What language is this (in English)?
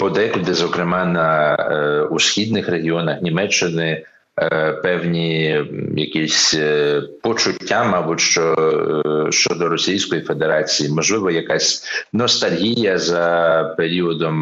Ukrainian